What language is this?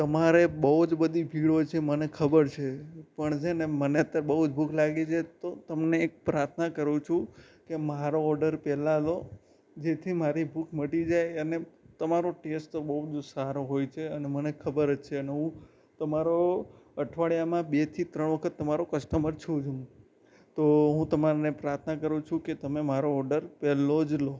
Gujarati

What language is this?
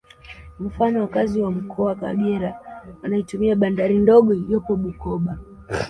Swahili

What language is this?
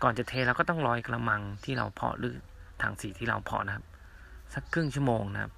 Thai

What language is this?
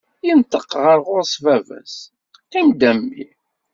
Kabyle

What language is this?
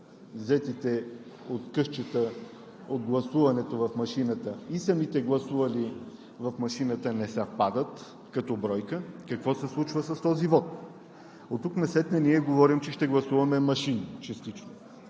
Bulgarian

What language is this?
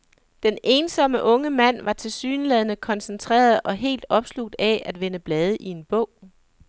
Danish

